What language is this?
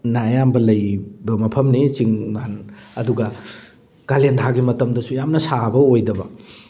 Manipuri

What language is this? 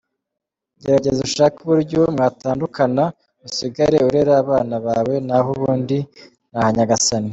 Kinyarwanda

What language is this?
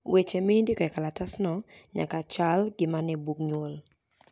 Luo (Kenya and Tanzania)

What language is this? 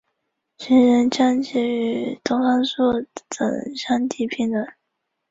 Chinese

